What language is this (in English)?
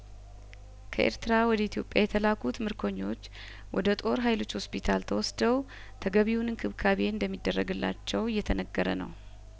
Amharic